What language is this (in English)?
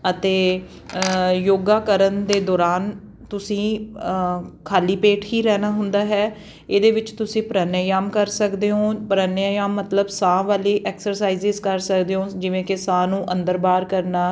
Punjabi